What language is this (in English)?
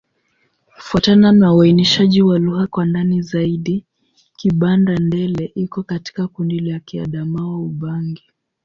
Swahili